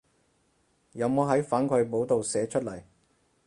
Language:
Cantonese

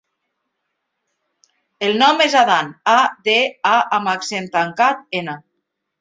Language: Catalan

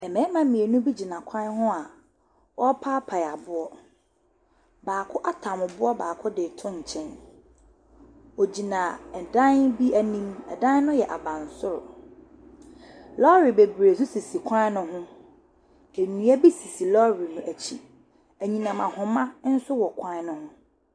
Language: Akan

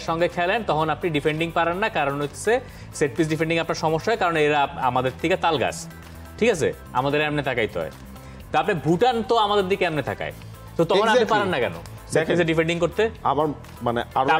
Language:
Bangla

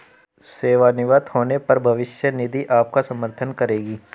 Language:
Hindi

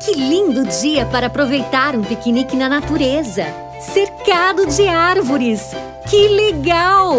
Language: Portuguese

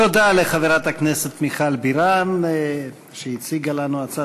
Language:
Hebrew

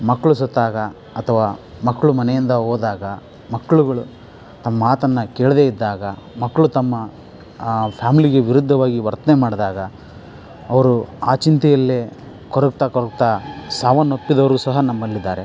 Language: Kannada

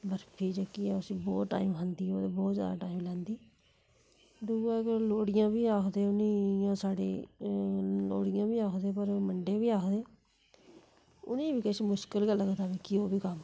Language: Dogri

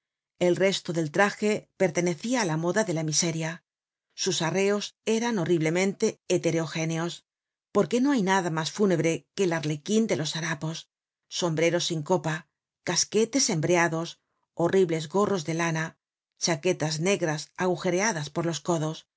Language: Spanish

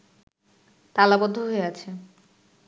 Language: Bangla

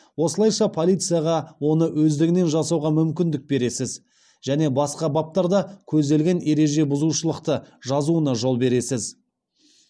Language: Kazakh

